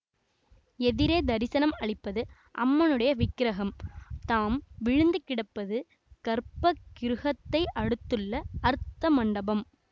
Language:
Tamil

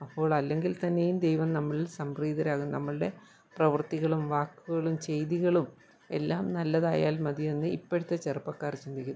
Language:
Malayalam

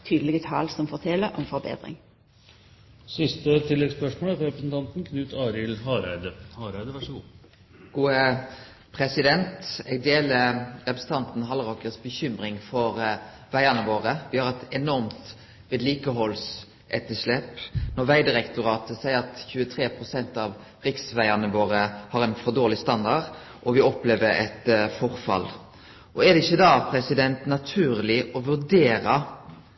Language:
Norwegian Nynorsk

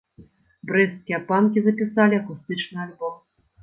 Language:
Belarusian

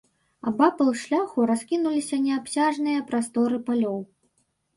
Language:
Belarusian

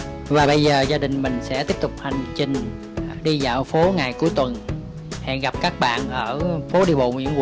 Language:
Vietnamese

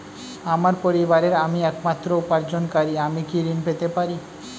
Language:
Bangla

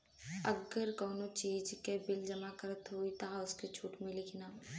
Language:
Bhojpuri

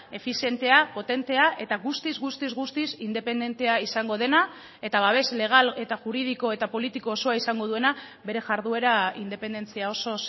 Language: Basque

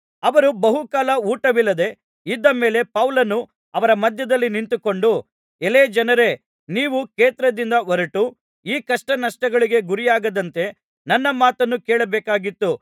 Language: Kannada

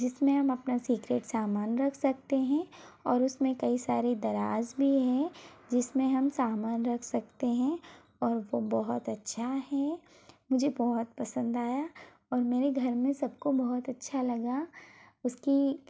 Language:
Hindi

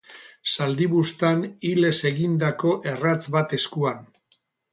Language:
Basque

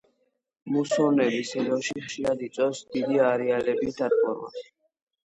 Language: Georgian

